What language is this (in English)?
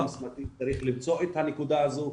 Hebrew